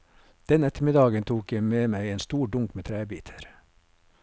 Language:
Norwegian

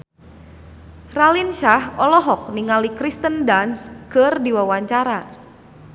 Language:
Sundanese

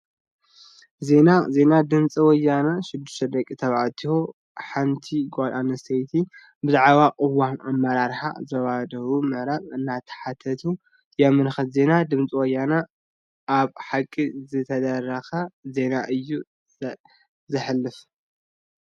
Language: Tigrinya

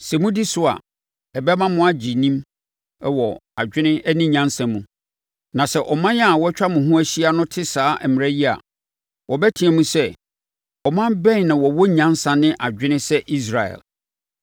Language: Akan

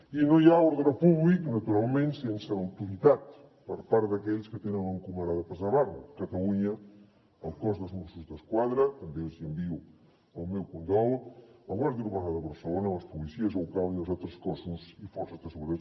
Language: Catalan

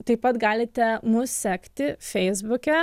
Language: Lithuanian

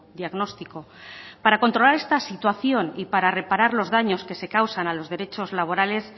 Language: Spanish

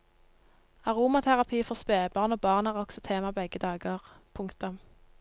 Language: Norwegian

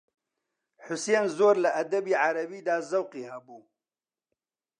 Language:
Central Kurdish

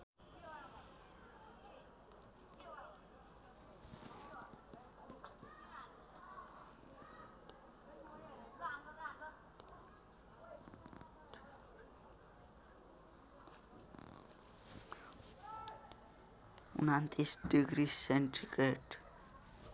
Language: Nepali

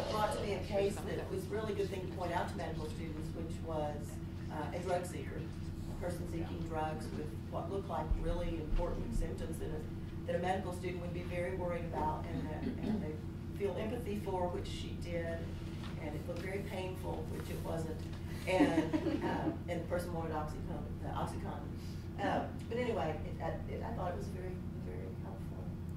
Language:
English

